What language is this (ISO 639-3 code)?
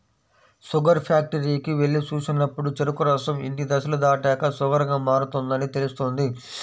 tel